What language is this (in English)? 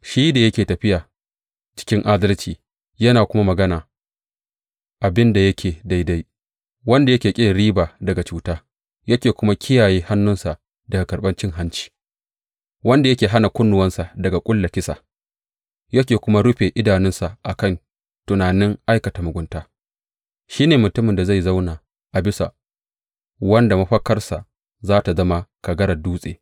Hausa